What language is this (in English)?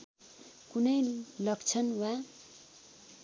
Nepali